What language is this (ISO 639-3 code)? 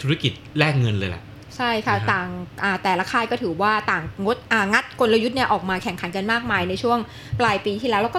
tha